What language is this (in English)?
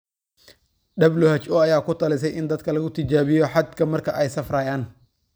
Somali